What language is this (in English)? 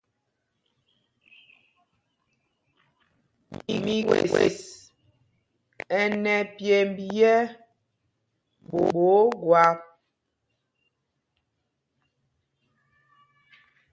Mpumpong